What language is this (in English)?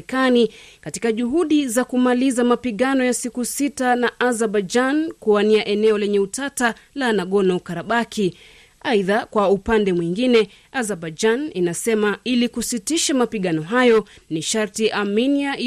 Swahili